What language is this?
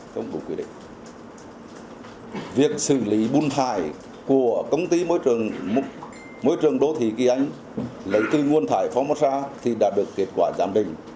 Vietnamese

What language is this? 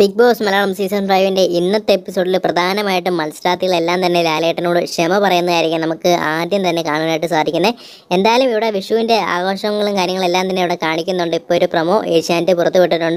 Arabic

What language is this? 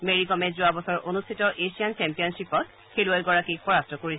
Assamese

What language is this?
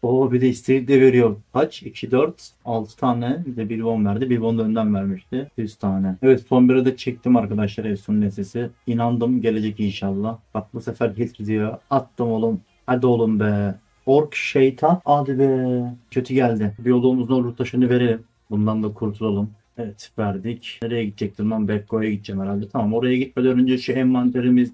Turkish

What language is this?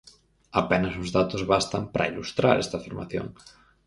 Galician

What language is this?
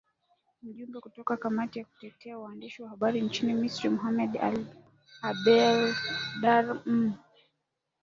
Swahili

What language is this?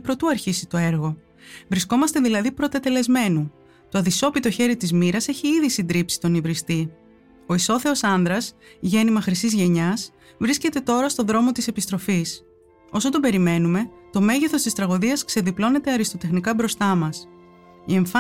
Greek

